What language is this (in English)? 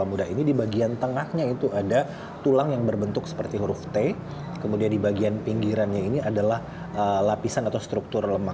Indonesian